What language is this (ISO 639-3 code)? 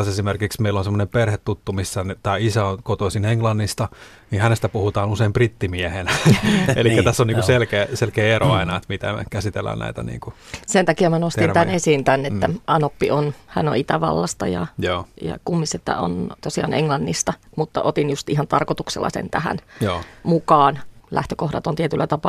fin